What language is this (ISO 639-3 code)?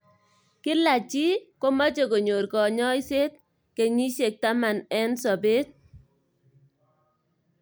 kln